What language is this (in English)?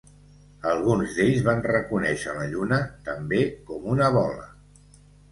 Catalan